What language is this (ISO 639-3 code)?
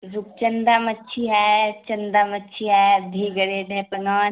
urd